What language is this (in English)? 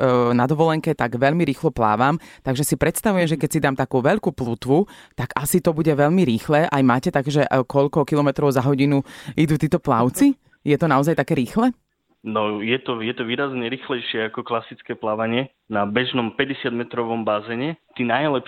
Slovak